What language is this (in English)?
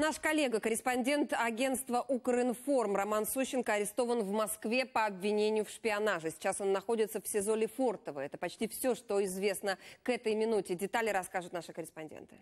Russian